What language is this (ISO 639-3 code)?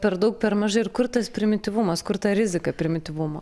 lit